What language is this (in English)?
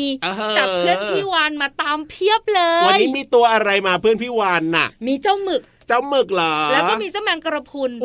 Thai